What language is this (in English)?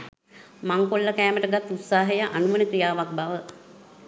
Sinhala